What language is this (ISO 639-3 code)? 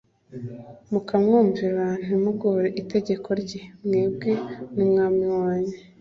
kin